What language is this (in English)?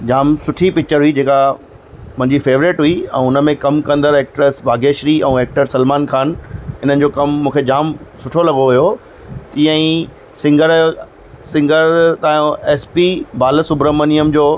Sindhi